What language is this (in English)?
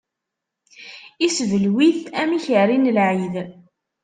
Kabyle